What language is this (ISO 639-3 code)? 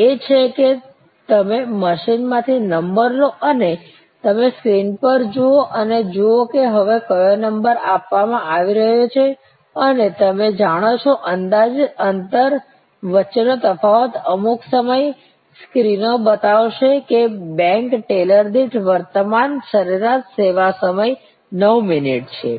guj